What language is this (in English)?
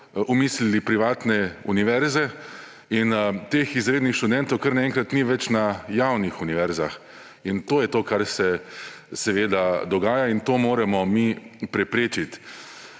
Slovenian